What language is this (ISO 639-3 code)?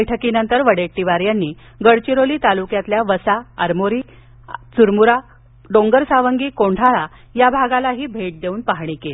mar